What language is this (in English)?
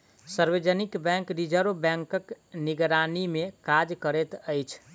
Maithili